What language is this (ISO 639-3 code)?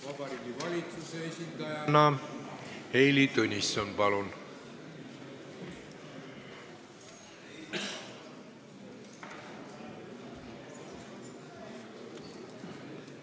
est